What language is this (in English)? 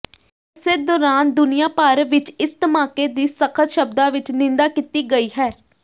Punjabi